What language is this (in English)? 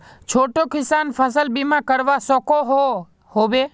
Magahi